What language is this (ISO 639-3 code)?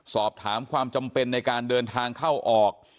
tha